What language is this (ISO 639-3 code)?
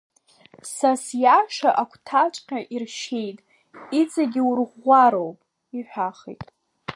abk